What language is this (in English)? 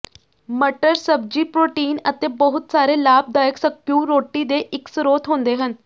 Punjabi